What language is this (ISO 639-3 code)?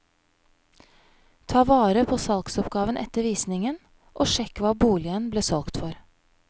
nor